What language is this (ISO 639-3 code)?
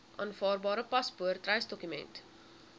afr